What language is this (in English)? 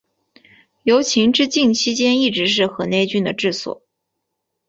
Chinese